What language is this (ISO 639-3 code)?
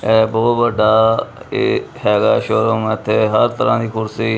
pan